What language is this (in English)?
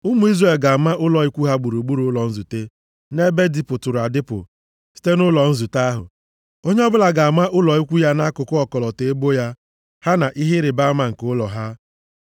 Igbo